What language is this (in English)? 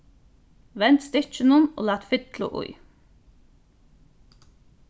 Faroese